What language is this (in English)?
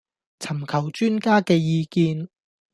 Cantonese